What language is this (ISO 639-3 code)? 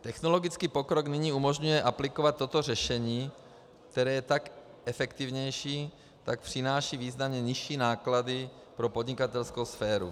ces